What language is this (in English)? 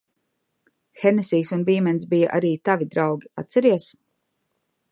Latvian